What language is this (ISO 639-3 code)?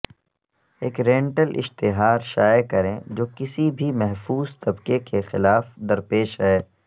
urd